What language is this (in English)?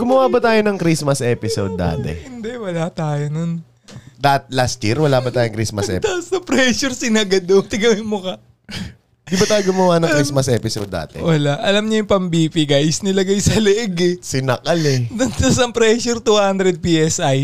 Filipino